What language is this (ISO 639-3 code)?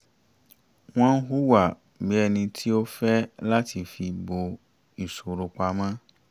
yor